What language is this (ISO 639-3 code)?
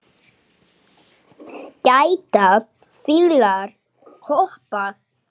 isl